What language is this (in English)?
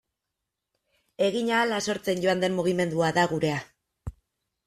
Basque